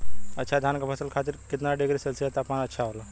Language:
Bhojpuri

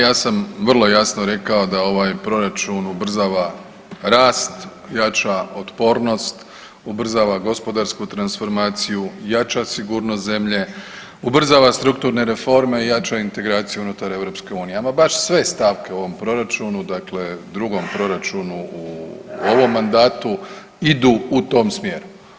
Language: Croatian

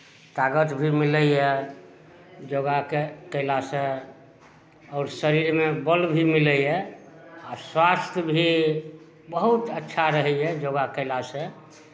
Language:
Maithili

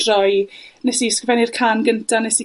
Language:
Welsh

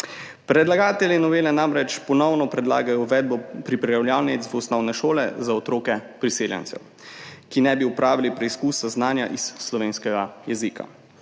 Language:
Slovenian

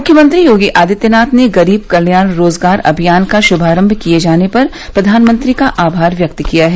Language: Hindi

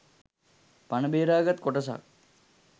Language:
Sinhala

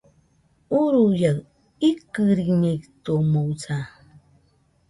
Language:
Nüpode Huitoto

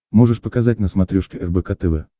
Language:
Russian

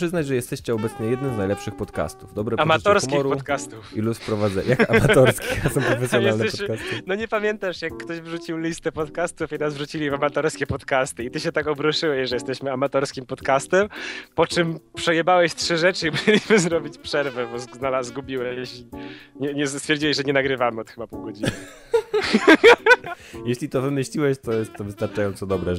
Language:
Polish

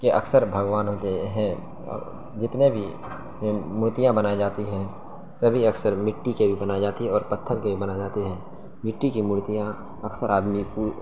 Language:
Urdu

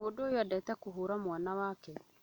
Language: Kikuyu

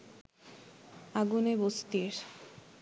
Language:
Bangla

